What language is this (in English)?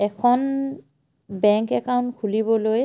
Assamese